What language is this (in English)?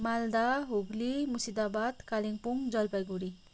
Nepali